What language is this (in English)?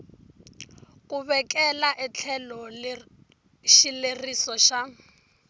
Tsonga